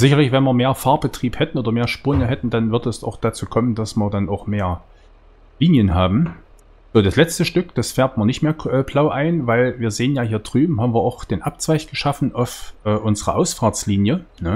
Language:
German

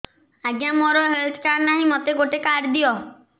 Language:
Odia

